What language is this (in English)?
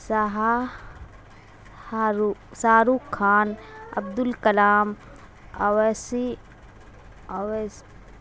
Urdu